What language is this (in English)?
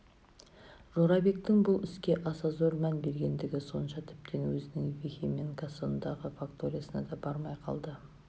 Kazakh